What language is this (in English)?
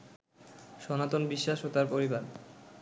Bangla